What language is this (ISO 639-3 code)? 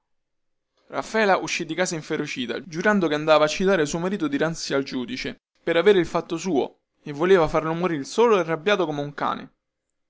ita